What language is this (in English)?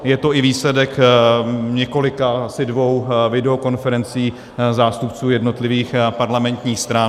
Czech